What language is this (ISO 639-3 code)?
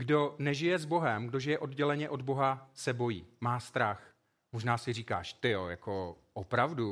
ces